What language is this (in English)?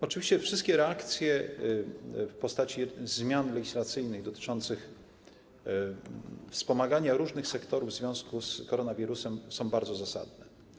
Polish